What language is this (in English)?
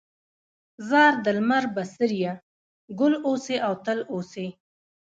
Pashto